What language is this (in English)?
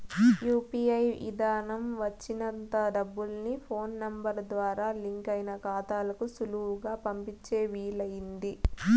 Telugu